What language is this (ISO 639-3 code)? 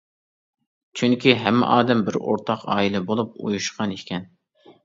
uig